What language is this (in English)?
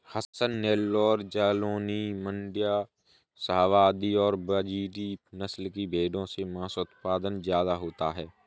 Hindi